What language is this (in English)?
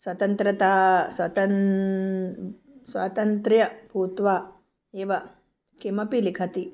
Sanskrit